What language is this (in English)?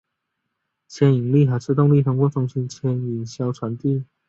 Chinese